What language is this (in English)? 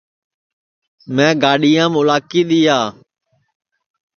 Sansi